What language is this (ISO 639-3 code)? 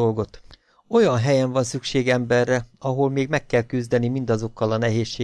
hun